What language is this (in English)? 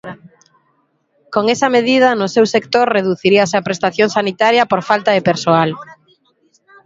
Galician